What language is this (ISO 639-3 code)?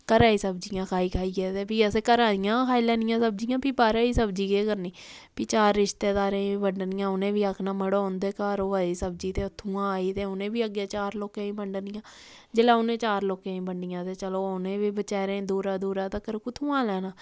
doi